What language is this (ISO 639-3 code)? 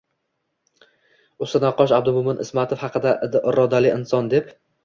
uzb